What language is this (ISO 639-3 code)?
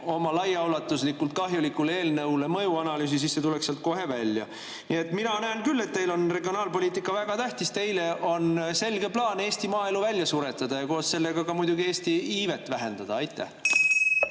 est